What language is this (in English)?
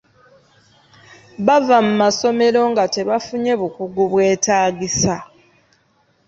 Ganda